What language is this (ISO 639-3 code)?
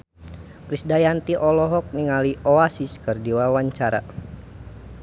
sun